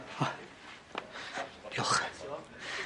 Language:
Welsh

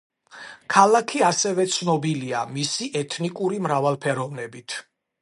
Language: Georgian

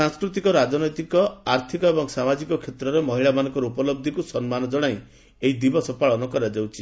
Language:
Odia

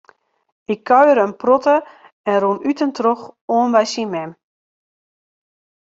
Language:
Western Frisian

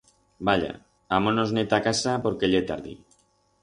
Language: Aragonese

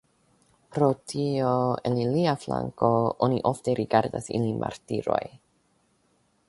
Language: Esperanto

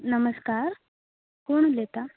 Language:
Konkani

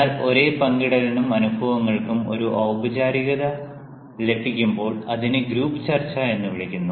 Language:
Malayalam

